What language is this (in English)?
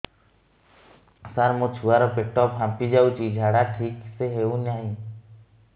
Odia